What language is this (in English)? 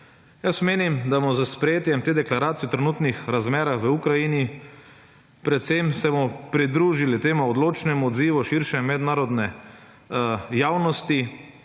Slovenian